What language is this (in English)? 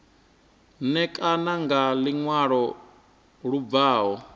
Venda